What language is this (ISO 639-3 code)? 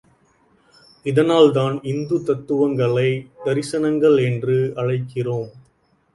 tam